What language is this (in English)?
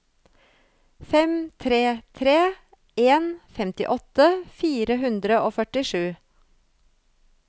Norwegian